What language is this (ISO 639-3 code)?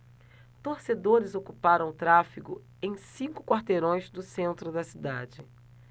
por